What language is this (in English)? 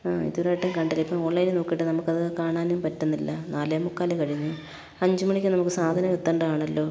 Malayalam